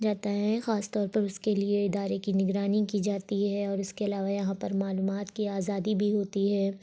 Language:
Urdu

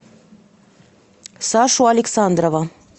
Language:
Russian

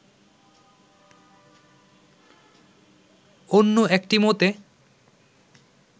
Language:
Bangla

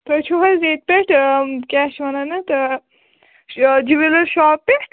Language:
Kashmiri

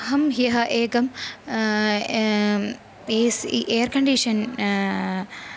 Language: Sanskrit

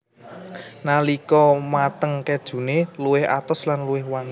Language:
Javanese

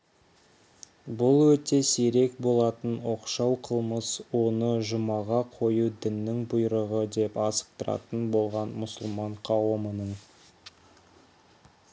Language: Kazakh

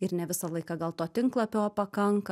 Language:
Lithuanian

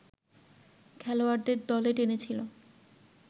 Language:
Bangla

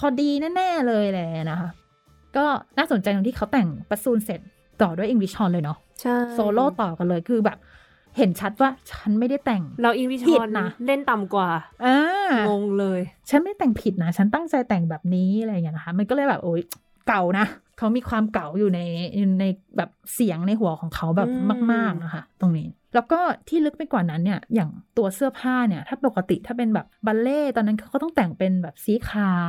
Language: Thai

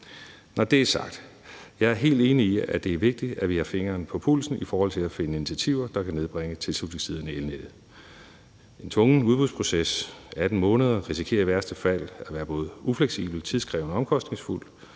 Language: Danish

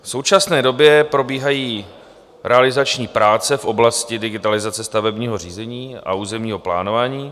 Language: Czech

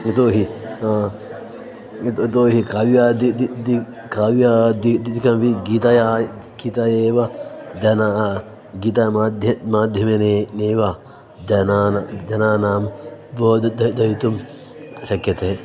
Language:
Sanskrit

